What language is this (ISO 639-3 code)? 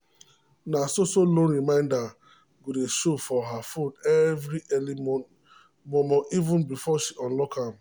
pcm